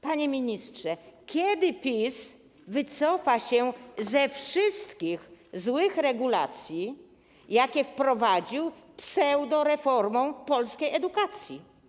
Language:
Polish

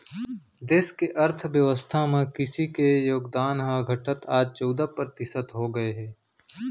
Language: Chhattisgarhi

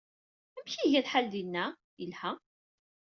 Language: Kabyle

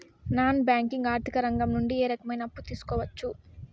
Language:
Telugu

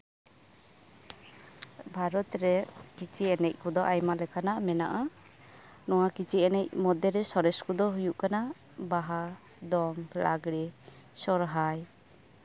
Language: Santali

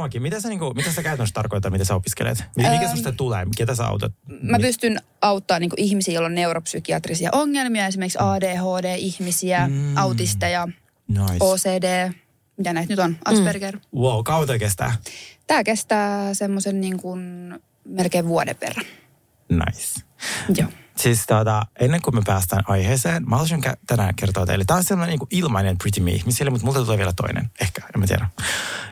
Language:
Finnish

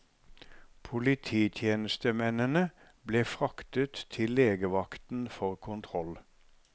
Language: Norwegian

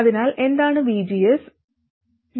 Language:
Malayalam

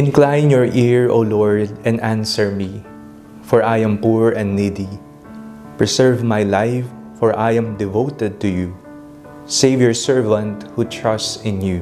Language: Filipino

